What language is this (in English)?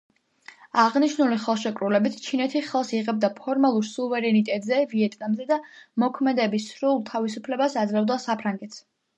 Georgian